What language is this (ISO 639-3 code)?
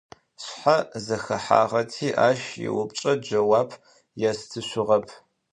ady